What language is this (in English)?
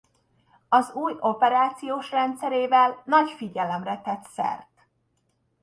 Hungarian